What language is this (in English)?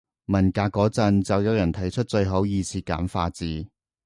Cantonese